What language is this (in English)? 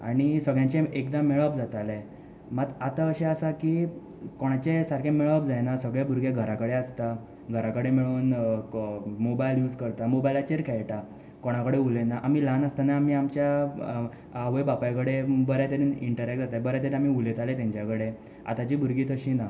Konkani